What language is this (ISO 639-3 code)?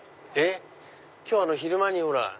jpn